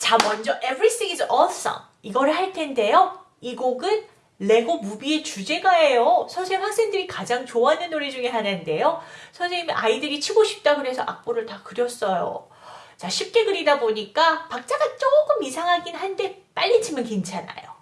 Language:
Korean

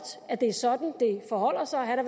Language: Danish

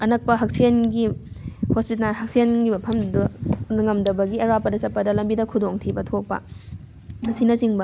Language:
Manipuri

